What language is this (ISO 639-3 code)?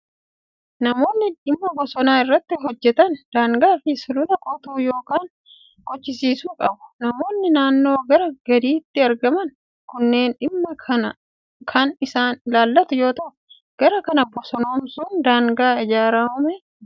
orm